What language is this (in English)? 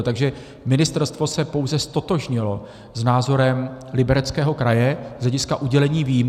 Czech